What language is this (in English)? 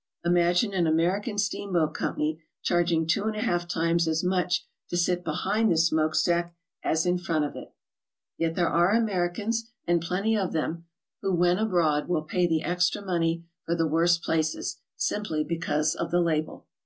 English